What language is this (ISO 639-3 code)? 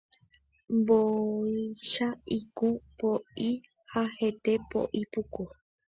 grn